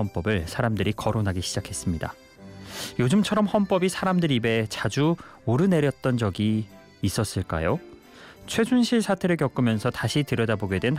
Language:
Korean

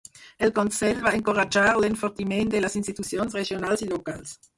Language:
Catalan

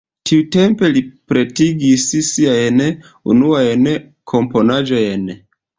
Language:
Esperanto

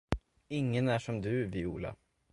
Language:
Swedish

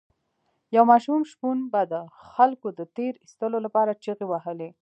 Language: Pashto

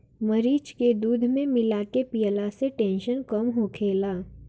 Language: Bhojpuri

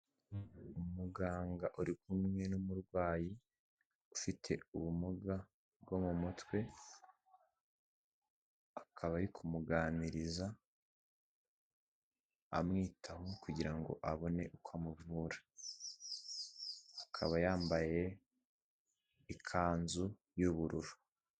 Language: Kinyarwanda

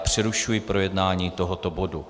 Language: Czech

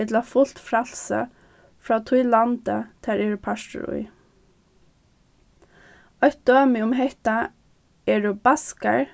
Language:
Faroese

